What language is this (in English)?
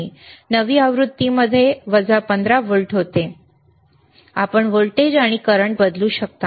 Marathi